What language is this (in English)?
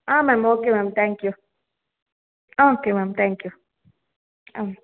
Kannada